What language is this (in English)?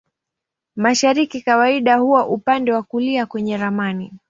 Swahili